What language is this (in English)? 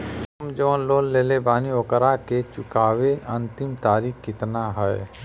Bhojpuri